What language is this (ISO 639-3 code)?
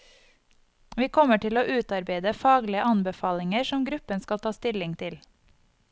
nor